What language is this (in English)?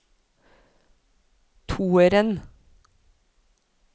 Norwegian